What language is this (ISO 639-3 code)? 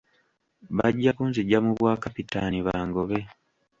lug